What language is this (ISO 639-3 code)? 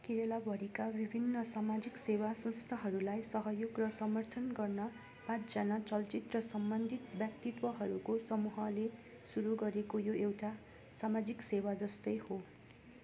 nep